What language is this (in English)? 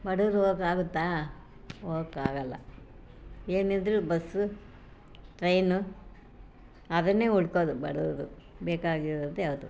Kannada